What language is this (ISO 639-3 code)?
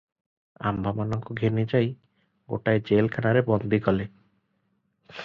ori